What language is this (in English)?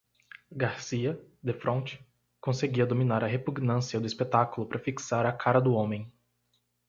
Portuguese